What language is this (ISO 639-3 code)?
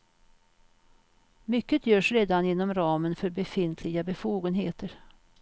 swe